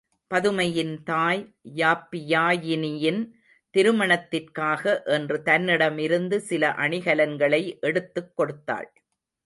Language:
Tamil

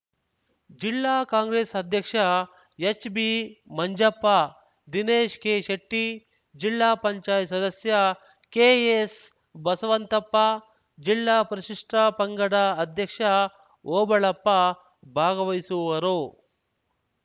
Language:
Kannada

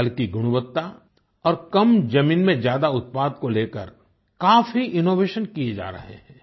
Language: Hindi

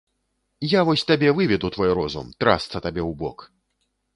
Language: Belarusian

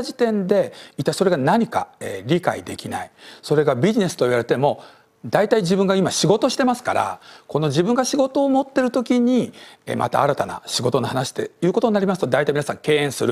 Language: Japanese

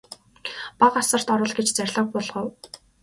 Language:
Mongolian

